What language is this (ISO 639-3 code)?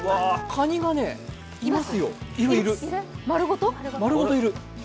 jpn